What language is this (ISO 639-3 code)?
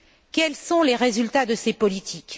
fra